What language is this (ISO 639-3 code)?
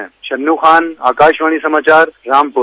hin